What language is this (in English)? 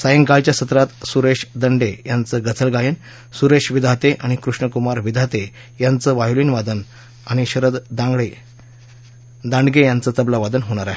Marathi